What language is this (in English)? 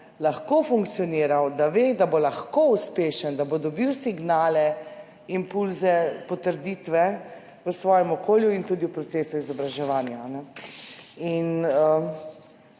Slovenian